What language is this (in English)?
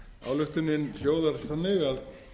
Icelandic